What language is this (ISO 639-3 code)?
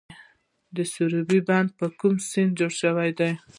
pus